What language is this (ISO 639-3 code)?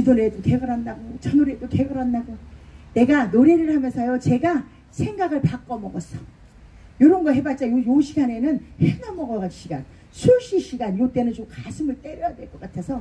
kor